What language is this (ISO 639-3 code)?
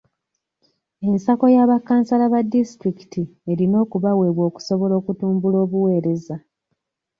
lug